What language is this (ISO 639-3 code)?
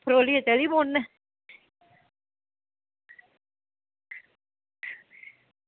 doi